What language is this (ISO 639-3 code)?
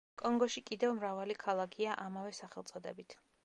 kat